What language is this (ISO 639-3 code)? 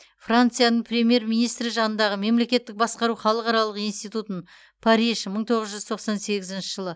kaz